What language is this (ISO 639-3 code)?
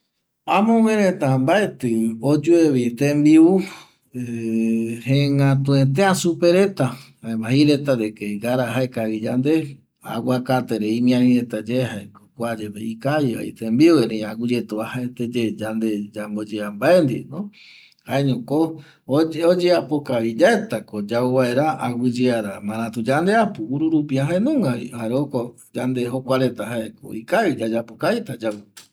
gui